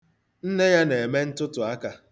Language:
Igbo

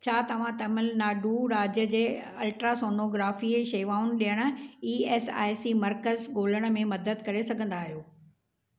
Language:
Sindhi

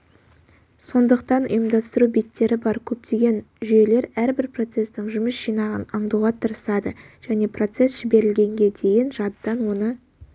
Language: Kazakh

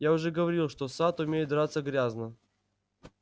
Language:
Russian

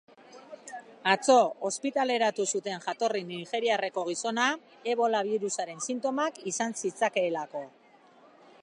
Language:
Basque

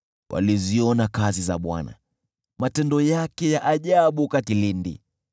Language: Swahili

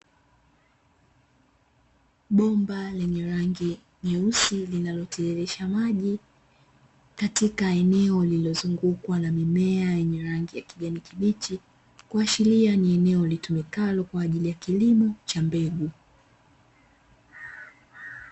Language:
Swahili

